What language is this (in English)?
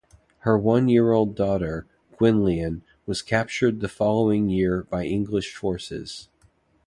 English